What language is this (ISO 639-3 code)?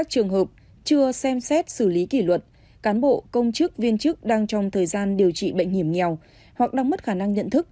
vie